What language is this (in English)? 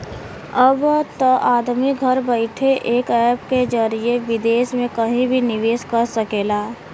Bhojpuri